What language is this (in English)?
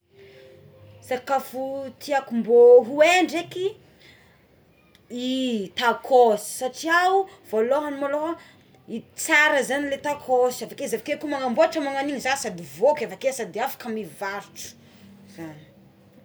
Tsimihety Malagasy